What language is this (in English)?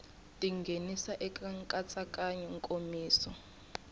Tsonga